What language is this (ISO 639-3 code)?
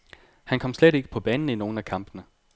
dan